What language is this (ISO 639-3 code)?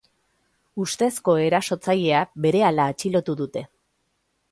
eus